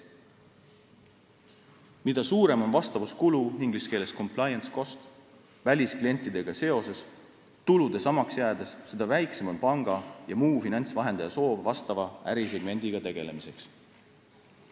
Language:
Estonian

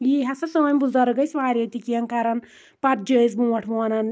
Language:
Kashmiri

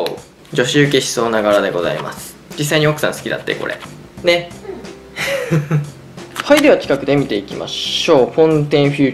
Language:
Japanese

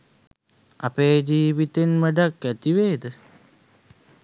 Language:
Sinhala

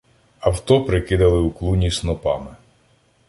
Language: Ukrainian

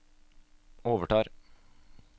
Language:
Norwegian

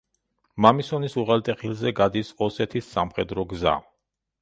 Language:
Georgian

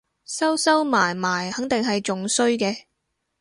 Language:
Cantonese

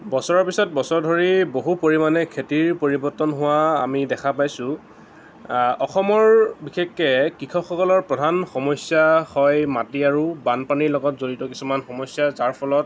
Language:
Assamese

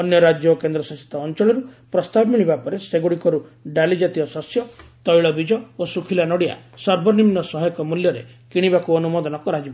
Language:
Odia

